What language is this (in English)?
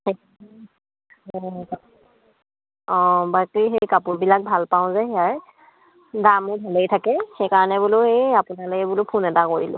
Assamese